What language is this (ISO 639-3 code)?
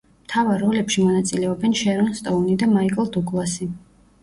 kat